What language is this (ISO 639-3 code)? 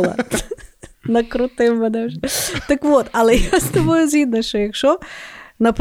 ukr